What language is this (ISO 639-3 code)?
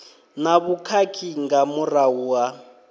ven